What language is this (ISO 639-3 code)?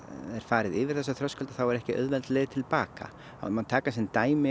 isl